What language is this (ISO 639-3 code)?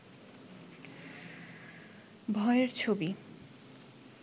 ben